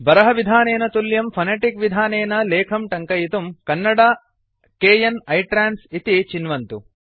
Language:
Sanskrit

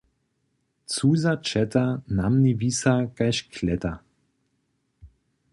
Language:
Upper Sorbian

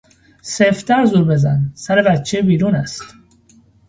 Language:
Persian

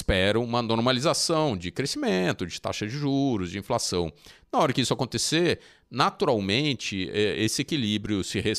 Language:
Portuguese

